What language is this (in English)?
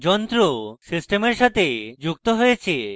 Bangla